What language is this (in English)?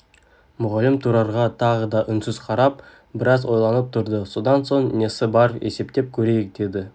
Kazakh